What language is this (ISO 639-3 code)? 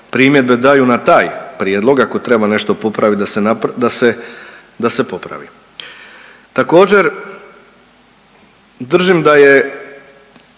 hrv